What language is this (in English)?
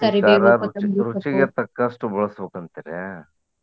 Kannada